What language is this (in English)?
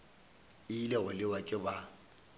Northern Sotho